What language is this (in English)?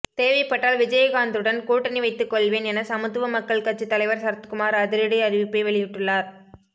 Tamil